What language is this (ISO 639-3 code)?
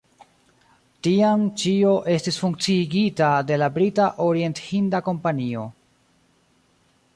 epo